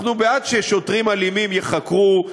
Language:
Hebrew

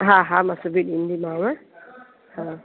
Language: Sindhi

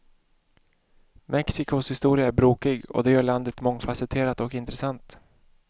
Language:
Swedish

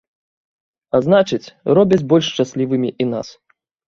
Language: Belarusian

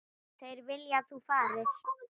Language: Icelandic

